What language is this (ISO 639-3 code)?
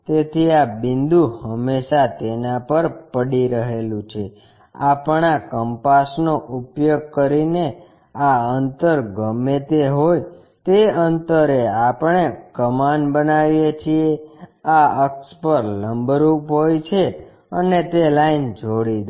guj